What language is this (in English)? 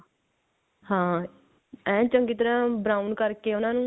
Punjabi